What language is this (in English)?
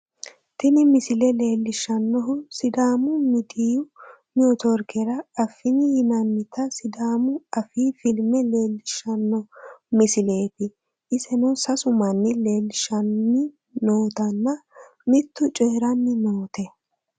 Sidamo